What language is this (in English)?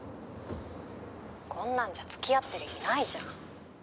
Japanese